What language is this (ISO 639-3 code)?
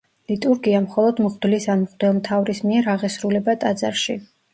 kat